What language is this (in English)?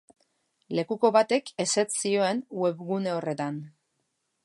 Basque